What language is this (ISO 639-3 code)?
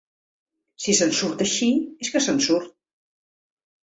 cat